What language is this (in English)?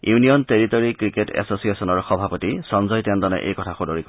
Assamese